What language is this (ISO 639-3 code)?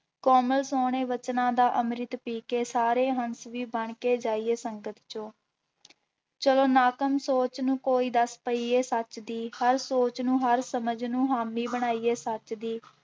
pan